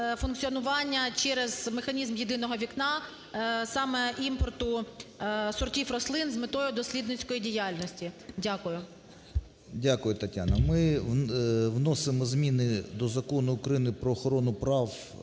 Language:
Ukrainian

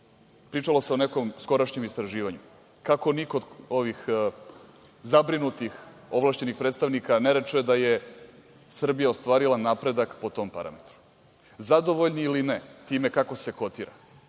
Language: Serbian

